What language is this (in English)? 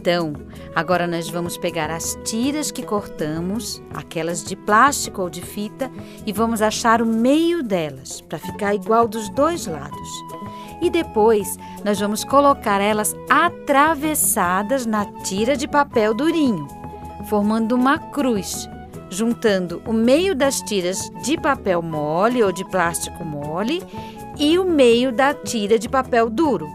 Portuguese